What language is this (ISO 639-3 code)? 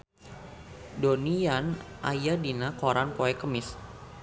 sun